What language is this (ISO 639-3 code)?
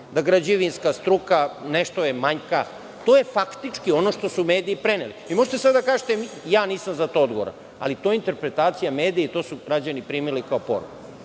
srp